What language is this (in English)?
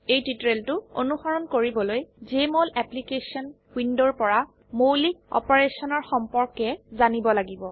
Assamese